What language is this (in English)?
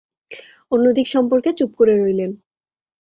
Bangla